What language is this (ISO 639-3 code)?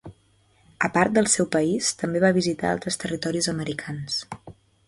cat